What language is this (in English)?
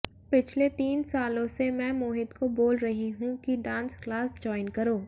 Hindi